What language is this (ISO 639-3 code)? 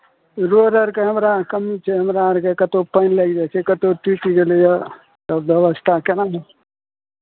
mai